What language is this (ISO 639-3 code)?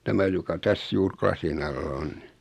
fin